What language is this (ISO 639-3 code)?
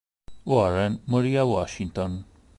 ita